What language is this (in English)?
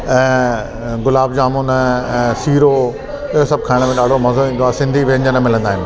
Sindhi